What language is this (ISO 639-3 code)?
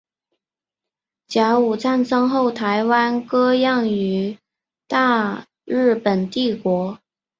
zho